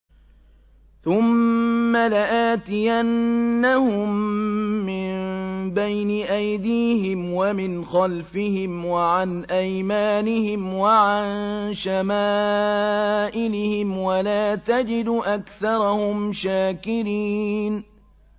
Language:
Arabic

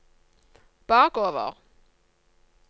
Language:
Norwegian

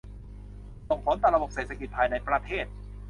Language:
Thai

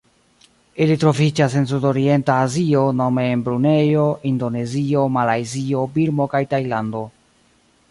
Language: Esperanto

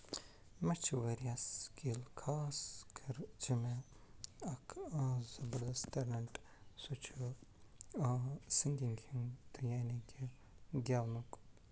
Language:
Kashmiri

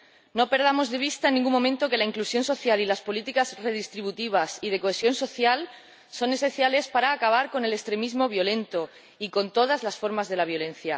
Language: Spanish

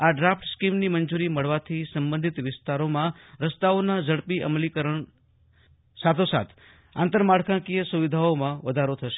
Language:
Gujarati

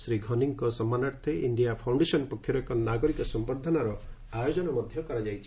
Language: Odia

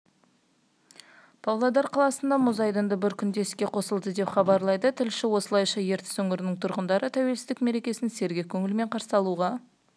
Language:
Kazakh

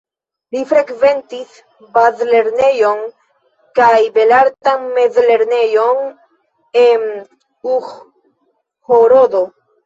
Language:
Esperanto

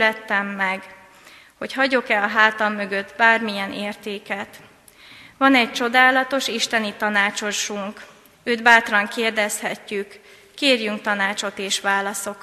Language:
Hungarian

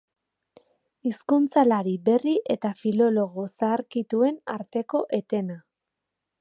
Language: Basque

